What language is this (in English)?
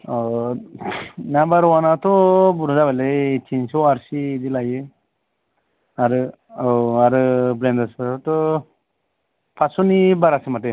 Bodo